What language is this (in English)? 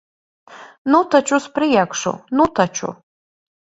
Latvian